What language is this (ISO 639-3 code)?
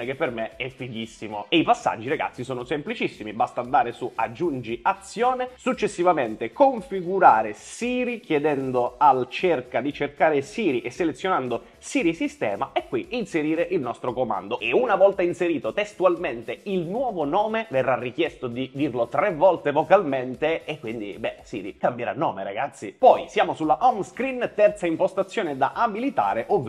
ita